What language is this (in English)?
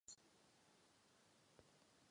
Czech